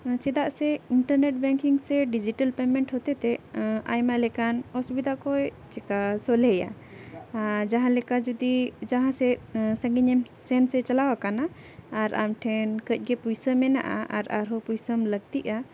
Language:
Santali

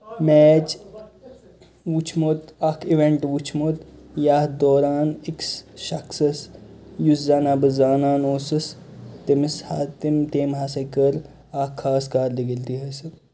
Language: Kashmiri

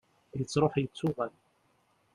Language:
Kabyle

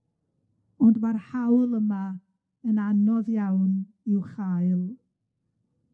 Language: Welsh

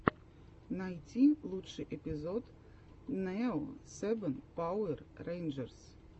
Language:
Russian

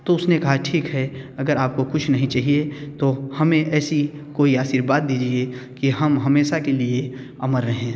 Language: Hindi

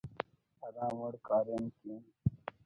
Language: Brahui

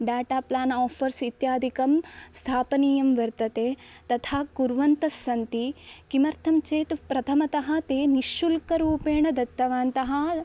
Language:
Sanskrit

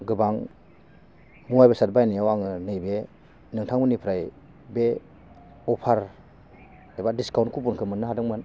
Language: Bodo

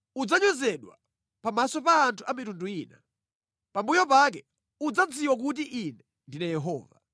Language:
Nyanja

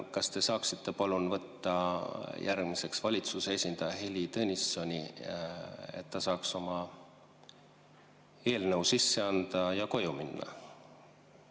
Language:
Estonian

